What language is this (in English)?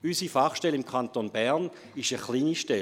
Swiss German